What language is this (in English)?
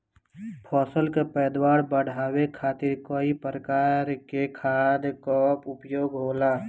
Bhojpuri